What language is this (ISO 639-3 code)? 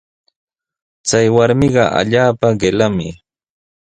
qws